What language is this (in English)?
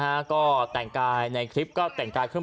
Thai